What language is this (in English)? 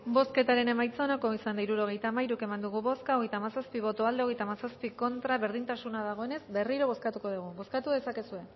Basque